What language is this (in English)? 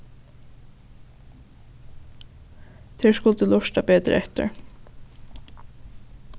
Faroese